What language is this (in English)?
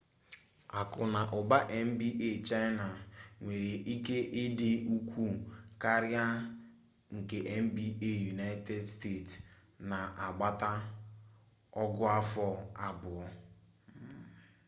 Igbo